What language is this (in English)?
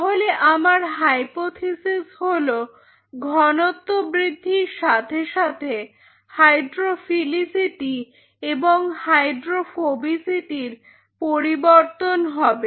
Bangla